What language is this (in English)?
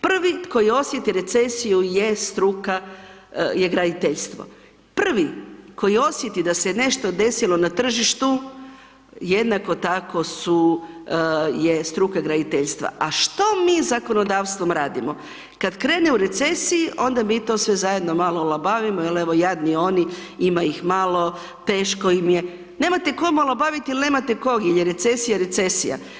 Croatian